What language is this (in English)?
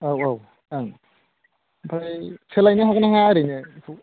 Bodo